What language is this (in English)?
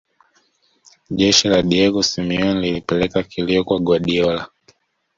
Swahili